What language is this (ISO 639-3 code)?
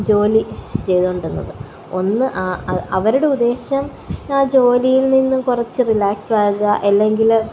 mal